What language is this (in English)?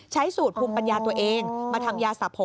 Thai